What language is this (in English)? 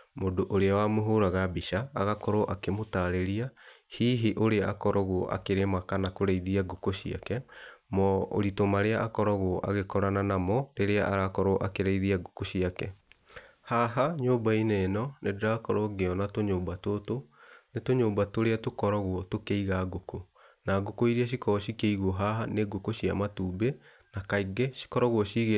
Kikuyu